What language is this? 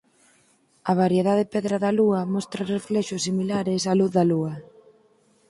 Galician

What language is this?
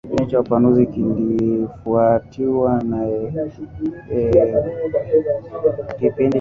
Swahili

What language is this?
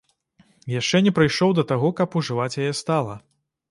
Belarusian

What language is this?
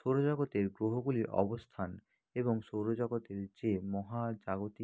Bangla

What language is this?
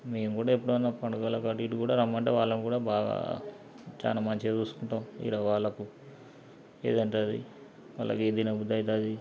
Telugu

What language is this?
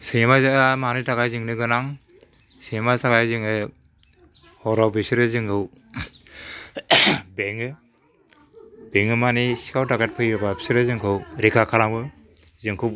Bodo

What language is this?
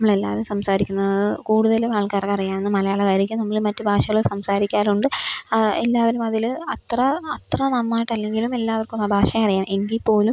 Malayalam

